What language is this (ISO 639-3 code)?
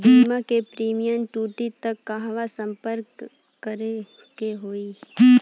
bho